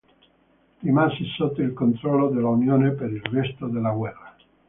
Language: Italian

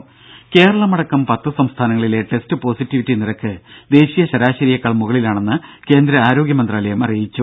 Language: Malayalam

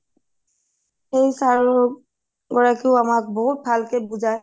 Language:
Assamese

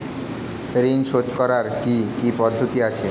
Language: Bangla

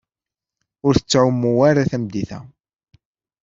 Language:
Kabyle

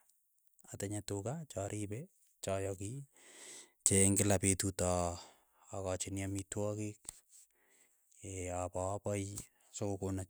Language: Keiyo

